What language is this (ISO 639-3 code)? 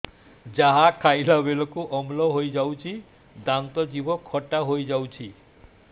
ori